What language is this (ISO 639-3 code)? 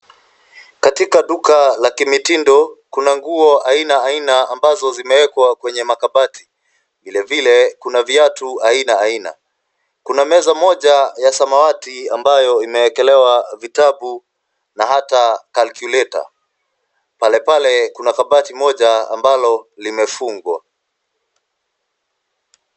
swa